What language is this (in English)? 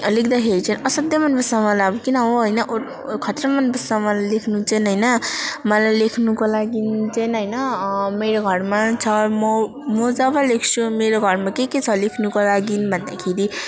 Nepali